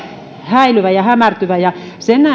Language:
Finnish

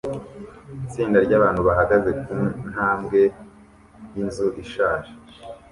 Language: Kinyarwanda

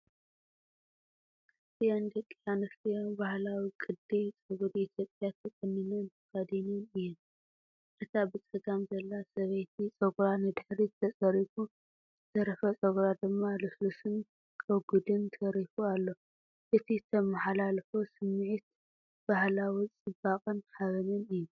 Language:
Tigrinya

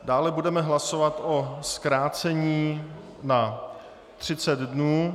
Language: Czech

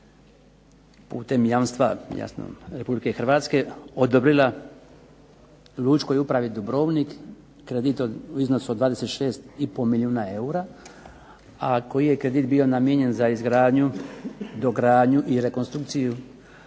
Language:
Croatian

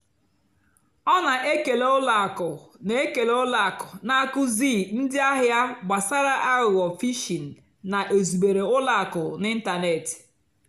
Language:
Igbo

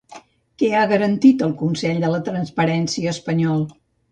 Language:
Catalan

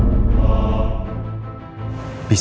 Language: Indonesian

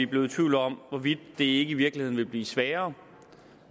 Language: Danish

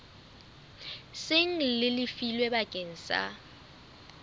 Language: Southern Sotho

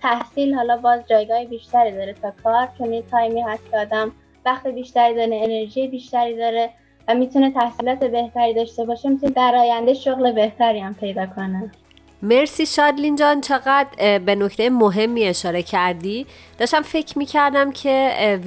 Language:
Persian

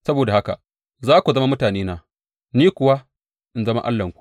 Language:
Hausa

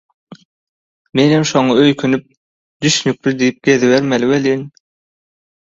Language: Turkmen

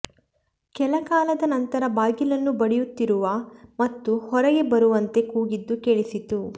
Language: Kannada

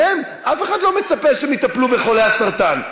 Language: Hebrew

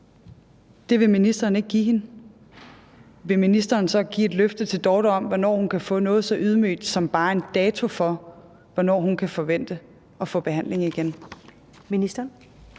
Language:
Danish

